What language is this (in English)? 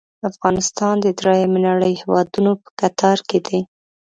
Pashto